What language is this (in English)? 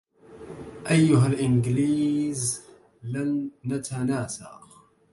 Arabic